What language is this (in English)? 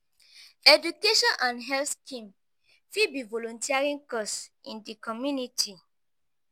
Nigerian Pidgin